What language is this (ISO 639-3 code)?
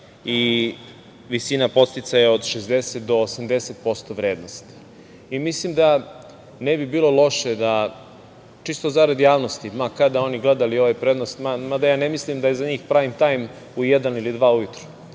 srp